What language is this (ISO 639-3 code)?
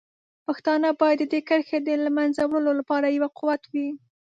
pus